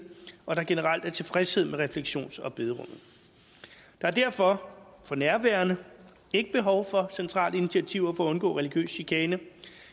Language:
Danish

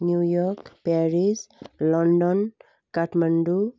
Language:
Nepali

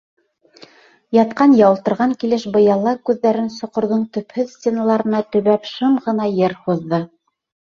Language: Bashkir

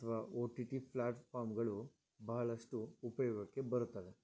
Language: Kannada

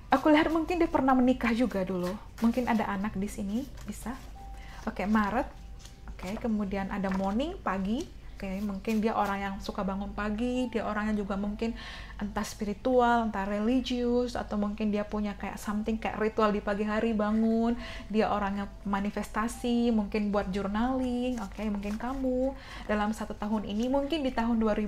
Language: Indonesian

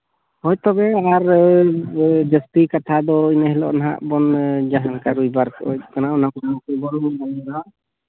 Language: Santali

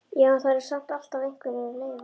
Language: Icelandic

